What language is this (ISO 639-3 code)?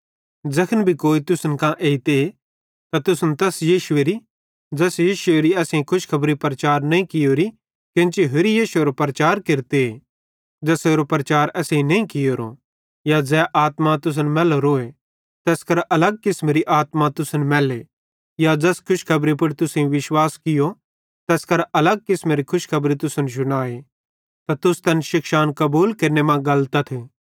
bhd